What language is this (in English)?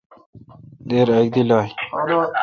Kalkoti